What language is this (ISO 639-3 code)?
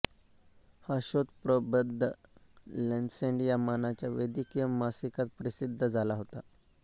mar